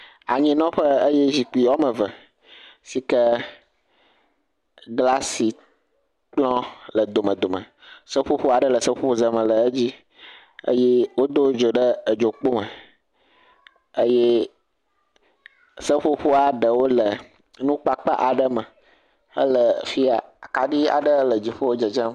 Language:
Ewe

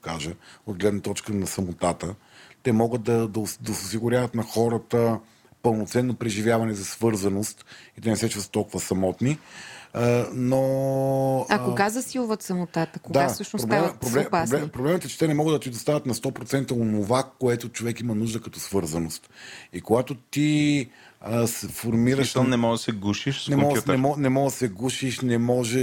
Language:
Bulgarian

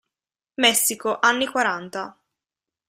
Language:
Italian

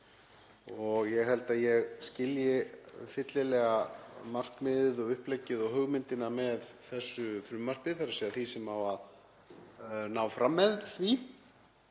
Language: Icelandic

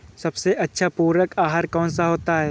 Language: Hindi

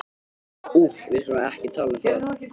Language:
Icelandic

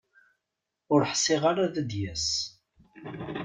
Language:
Kabyle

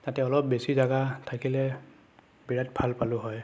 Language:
Assamese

